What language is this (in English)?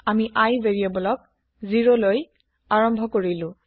Assamese